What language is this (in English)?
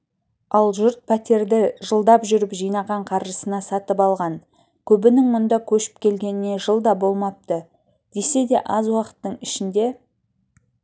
Kazakh